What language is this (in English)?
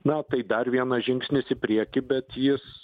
Lithuanian